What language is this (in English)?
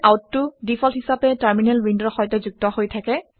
Assamese